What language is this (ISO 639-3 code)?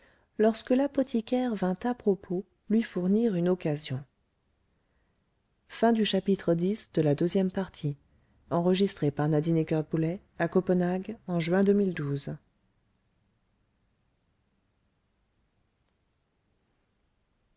fra